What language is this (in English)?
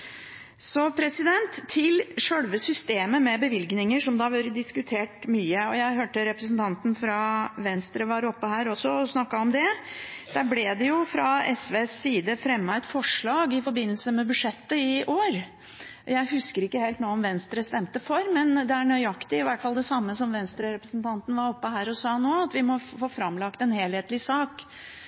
Norwegian Bokmål